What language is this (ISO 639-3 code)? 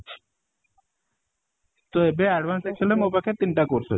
ori